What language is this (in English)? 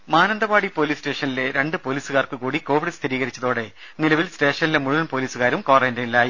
Malayalam